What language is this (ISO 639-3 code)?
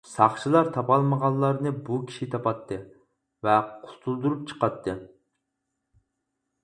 uig